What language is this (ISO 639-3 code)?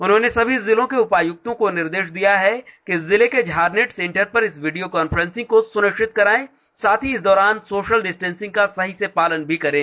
hin